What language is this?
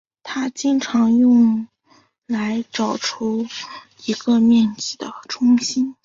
Chinese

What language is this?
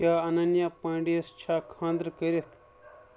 Kashmiri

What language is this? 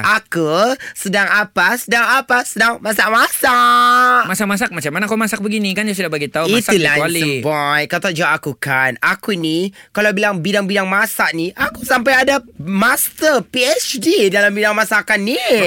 Malay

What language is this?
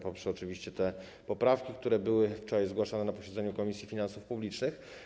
Polish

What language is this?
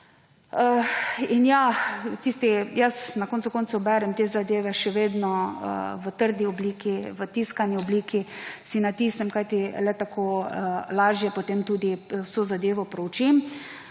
Slovenian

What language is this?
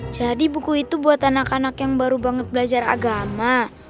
Indonesian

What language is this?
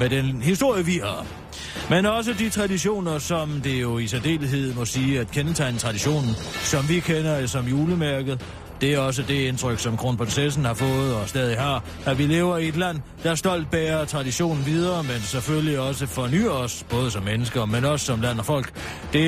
Danish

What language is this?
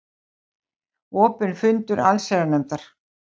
Icelandic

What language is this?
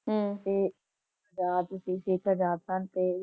Punjabi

